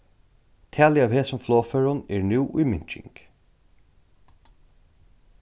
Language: Faroese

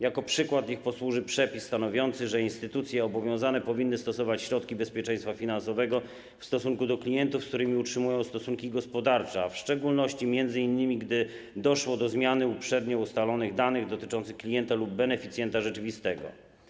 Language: Polish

